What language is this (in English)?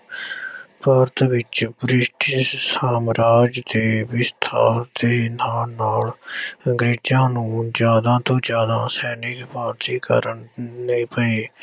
Punjabi